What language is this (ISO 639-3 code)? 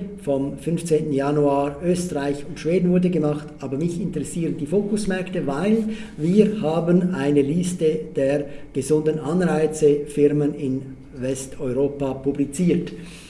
deu